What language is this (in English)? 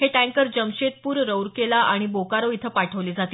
Marathi